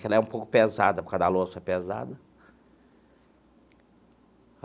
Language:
Portuguese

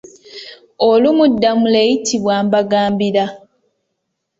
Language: Ganda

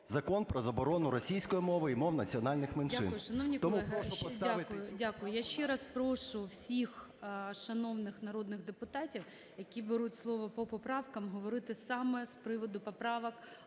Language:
Ukrainian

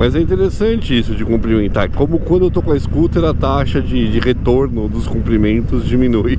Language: Portuguese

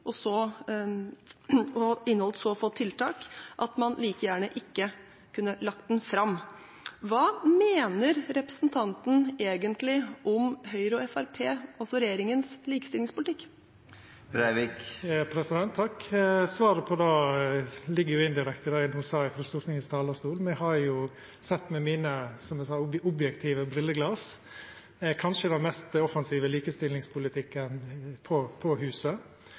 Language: Norwegian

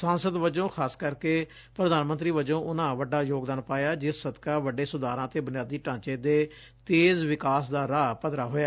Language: Punjabi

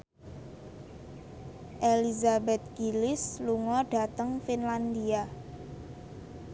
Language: Javanese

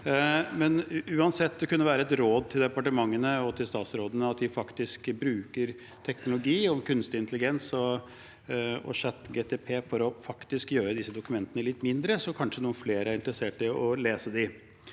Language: Norwegian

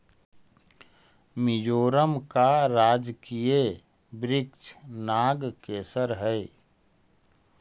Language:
Magahi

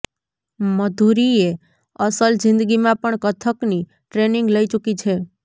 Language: Gujarati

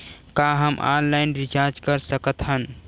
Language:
Chhattisgarhi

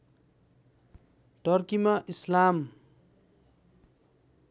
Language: Nepali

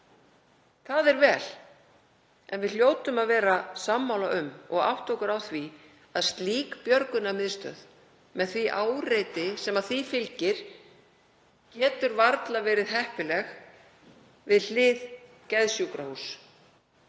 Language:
Icelandic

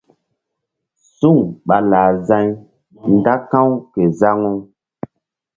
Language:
Mbum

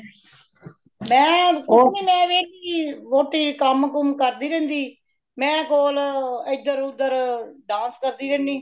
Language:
Punjabi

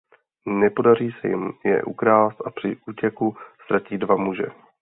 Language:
Czech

